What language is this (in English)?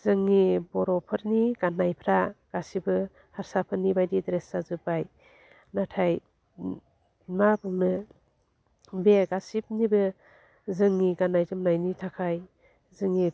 Bodo